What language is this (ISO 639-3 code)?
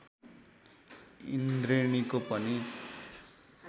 nep